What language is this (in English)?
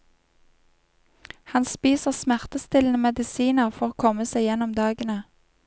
Norwegian